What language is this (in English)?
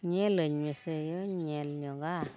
Santali